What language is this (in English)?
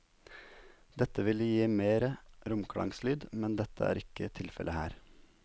Norwegian